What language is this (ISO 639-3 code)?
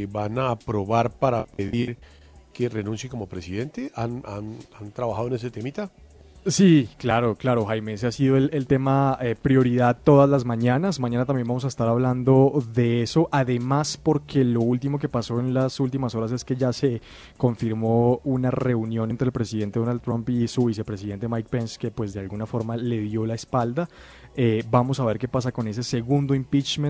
spa